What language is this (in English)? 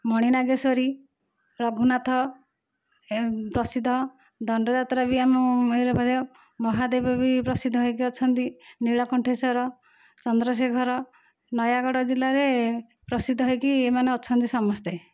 Odia